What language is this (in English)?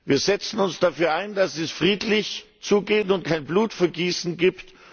German